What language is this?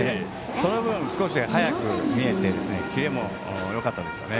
Japanese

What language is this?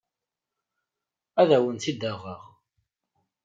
Kabyle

